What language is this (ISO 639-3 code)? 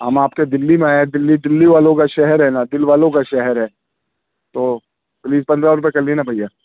urd